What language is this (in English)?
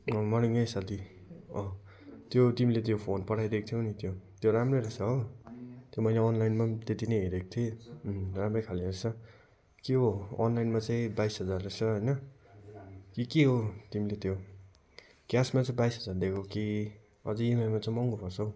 Nepali